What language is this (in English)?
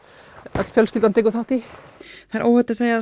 Icelandic